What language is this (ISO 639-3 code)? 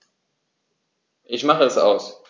deu